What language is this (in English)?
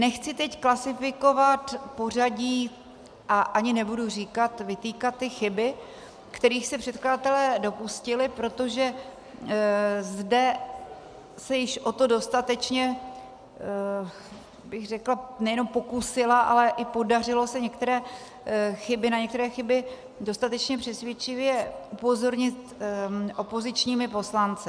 Czech